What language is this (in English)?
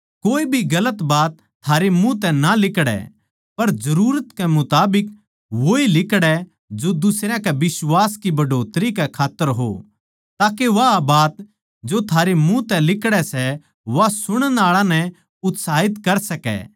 Haryanvi